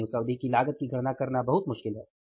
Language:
Hindi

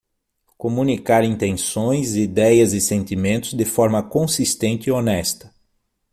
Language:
Portuguese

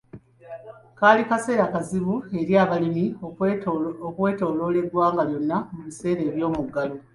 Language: Ganda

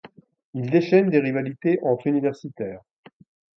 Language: French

